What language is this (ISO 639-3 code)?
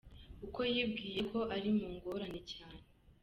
kin